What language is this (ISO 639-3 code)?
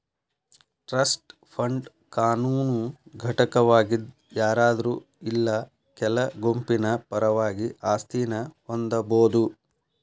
kan